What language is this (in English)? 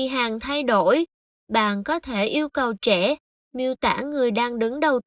Vietnamese